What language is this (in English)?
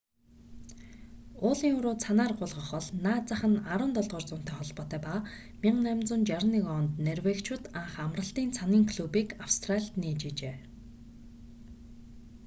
Mongolian